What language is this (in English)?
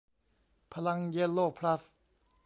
Thai